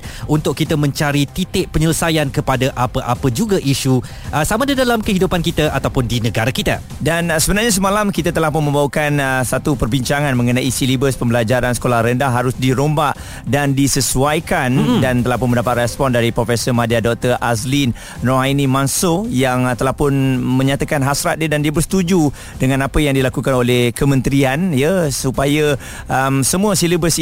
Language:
Malay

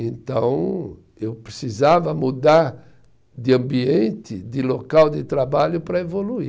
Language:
Portuguese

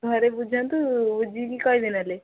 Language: Odia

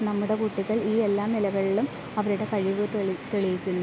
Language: Malayalam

